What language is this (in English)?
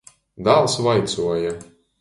Latgalian